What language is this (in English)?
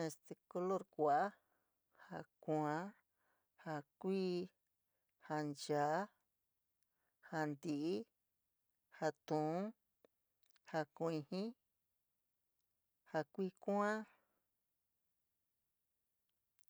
San Miguel El Grande Mixtec